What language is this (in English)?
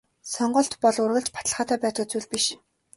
Mongolian